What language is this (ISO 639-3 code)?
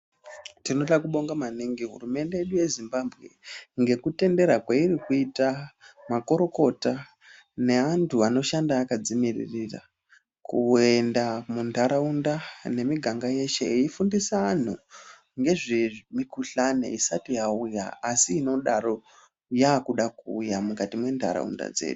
ndc